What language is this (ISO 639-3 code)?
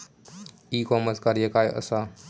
mar